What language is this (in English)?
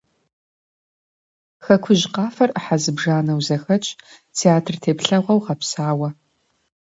Kabardian